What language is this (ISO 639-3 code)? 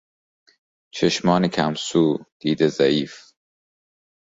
fas